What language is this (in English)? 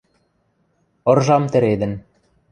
Western Mari